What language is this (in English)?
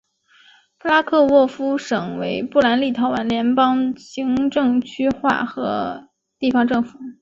Chinese